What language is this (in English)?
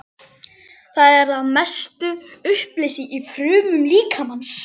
Icelandic